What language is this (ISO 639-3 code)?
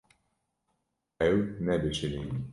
kur